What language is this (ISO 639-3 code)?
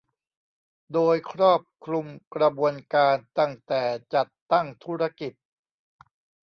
tha